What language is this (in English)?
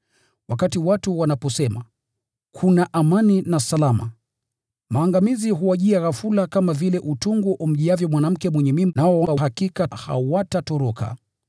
Swahili